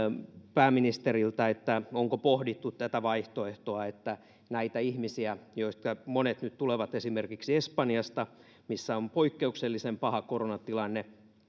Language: Finnish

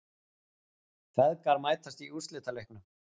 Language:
Icelandic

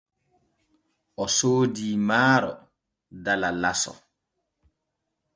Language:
Borgu Fulfulde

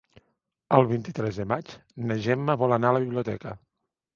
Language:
Catalan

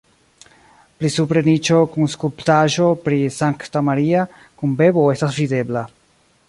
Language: Esperanto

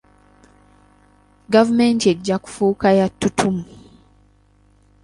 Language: Ganda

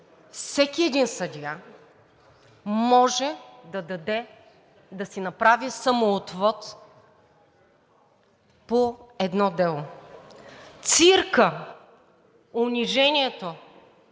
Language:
Bulgarian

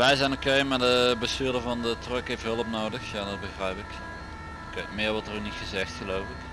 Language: Dutch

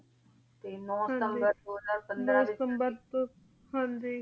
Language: Punjabi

